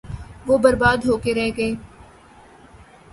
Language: Urdu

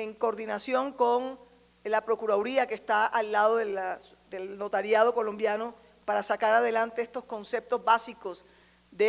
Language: Spanish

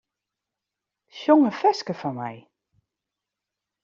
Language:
Western Frisian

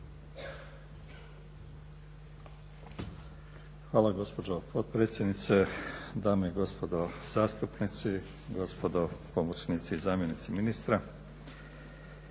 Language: Croatian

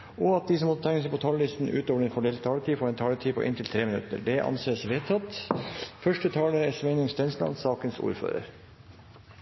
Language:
Norwegian Bokmål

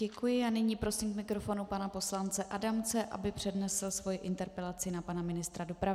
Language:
Czech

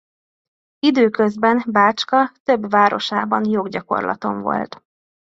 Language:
Hungarian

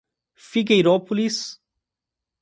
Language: Portuguese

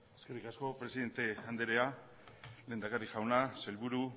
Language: Basque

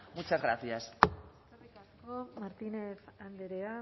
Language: Basque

